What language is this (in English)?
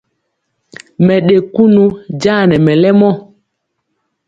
Mpiemo